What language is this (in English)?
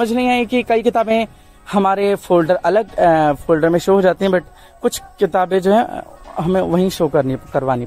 Hindi